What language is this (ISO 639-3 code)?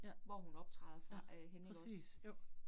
dan